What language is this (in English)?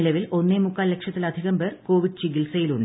Malayalam